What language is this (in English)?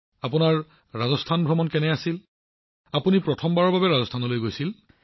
Assamese